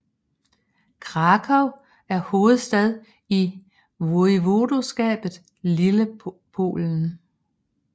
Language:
Danish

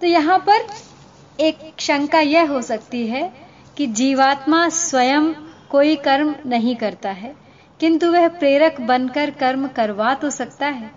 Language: Hindi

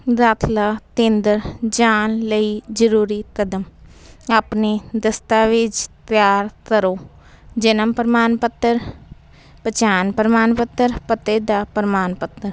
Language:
Punjabi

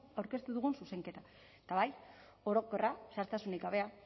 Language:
Basque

